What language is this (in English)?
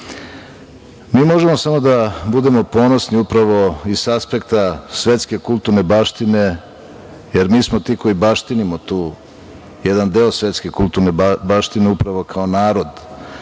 Serbian